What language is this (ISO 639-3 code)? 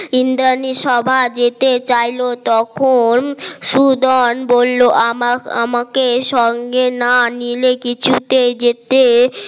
ben